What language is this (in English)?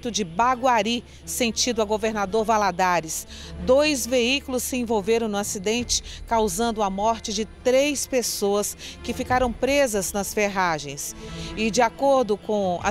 Portuguese